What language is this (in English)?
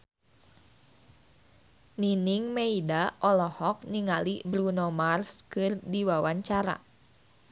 Sundanese